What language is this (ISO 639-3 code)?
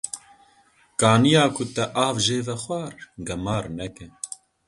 kur